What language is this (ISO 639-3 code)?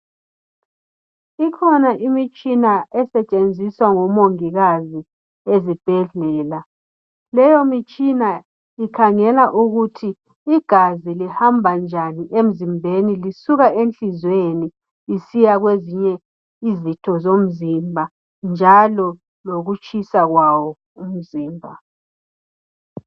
nde